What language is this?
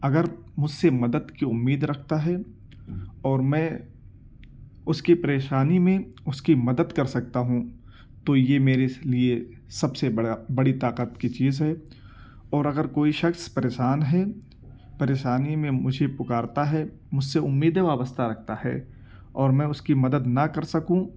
Urdu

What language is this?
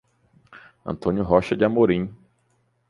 Portuguese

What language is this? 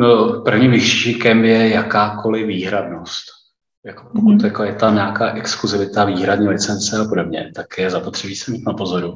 Czech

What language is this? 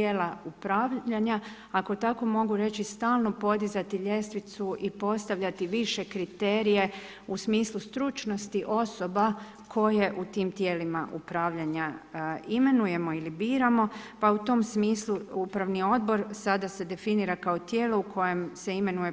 Croatian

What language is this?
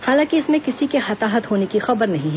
Hindi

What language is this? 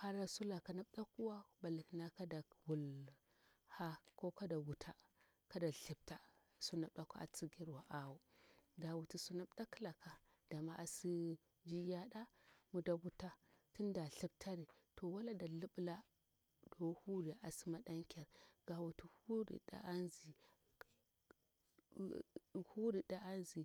Bura-Pabir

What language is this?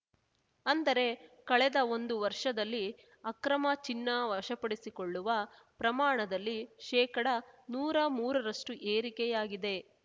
Kannada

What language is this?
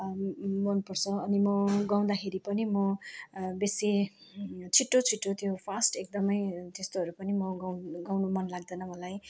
Nepali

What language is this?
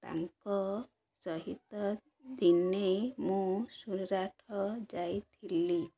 Odia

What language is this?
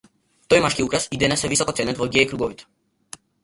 Macedonian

